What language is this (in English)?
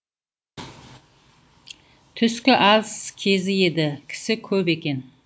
Kazakh